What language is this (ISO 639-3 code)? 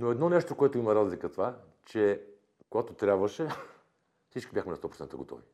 bul